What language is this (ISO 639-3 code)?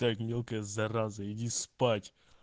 rus